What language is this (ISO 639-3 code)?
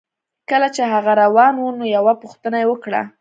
pus